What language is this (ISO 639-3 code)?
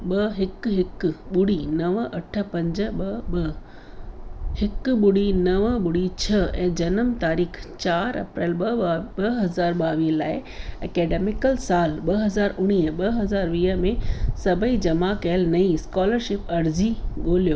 snd